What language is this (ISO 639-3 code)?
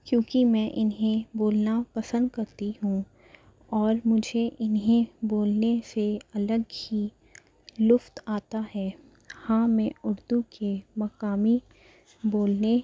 urd